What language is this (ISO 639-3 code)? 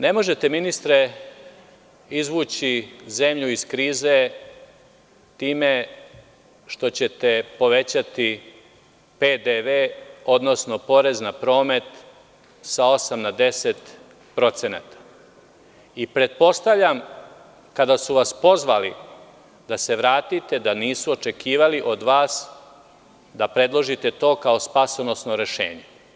srp